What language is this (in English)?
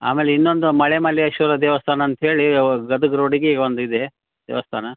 Kannada